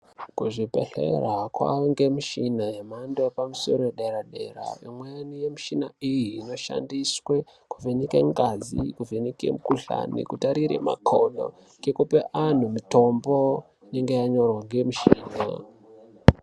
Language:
Ndau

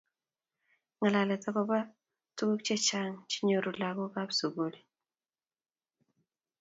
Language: Kalenjin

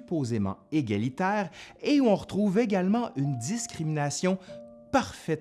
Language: French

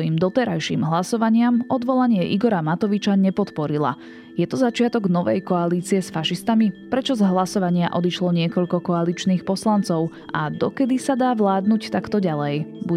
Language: Slovak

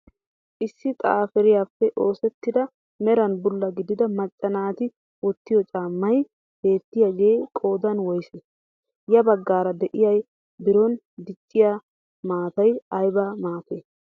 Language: Wolaytta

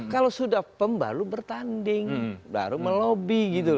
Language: Indonesian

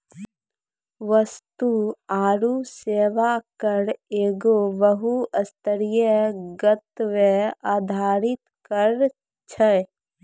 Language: Maithili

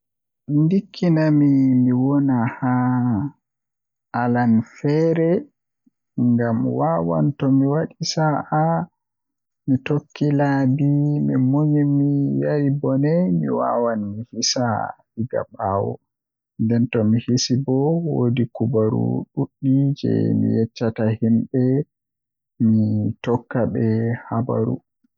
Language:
Western Niger Fulfulde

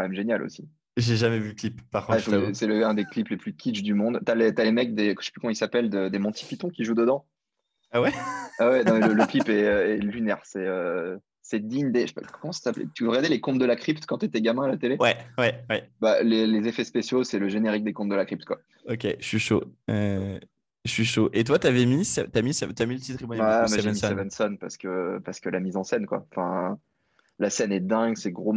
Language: French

